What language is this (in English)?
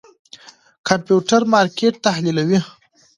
Pashto